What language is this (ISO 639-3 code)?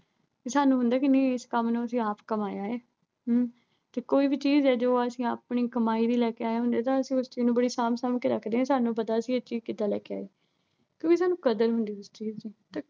pan